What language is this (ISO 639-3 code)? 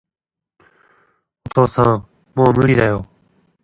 jpn